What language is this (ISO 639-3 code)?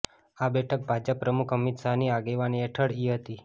guj